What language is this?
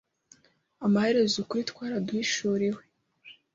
Kinyarwanda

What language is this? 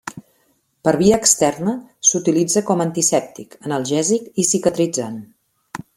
Catalan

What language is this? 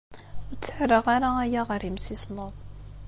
Kabyle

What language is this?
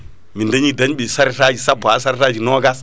Fula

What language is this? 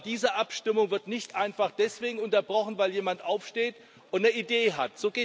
German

